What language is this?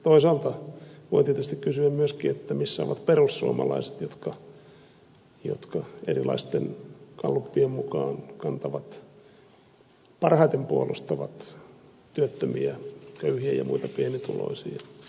Finnish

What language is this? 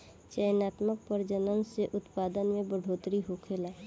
Bhojpuri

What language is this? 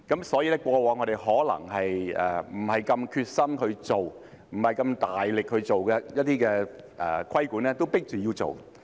Cantonese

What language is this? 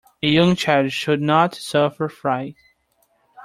English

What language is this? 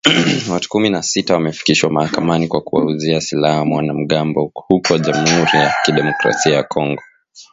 Swahili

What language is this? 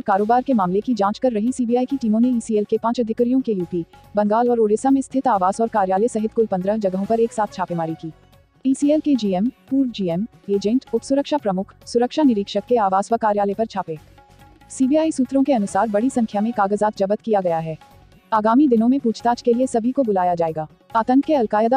Hindi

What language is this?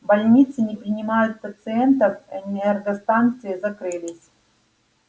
Russian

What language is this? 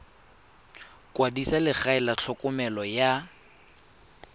Tswana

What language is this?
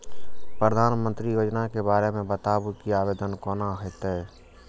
Maithili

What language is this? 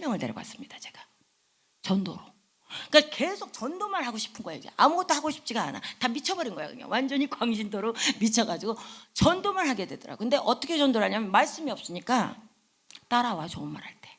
Korean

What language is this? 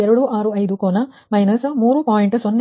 Kannada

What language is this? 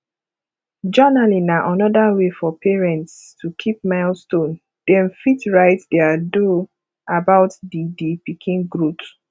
Nigerian Pidgin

